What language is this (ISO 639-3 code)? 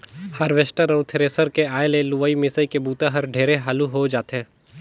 hne